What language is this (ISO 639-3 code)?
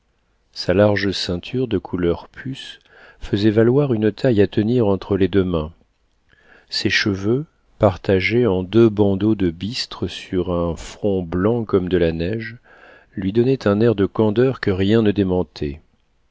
fra